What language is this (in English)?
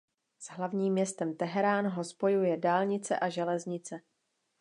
Czech